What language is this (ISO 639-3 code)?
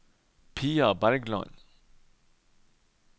nor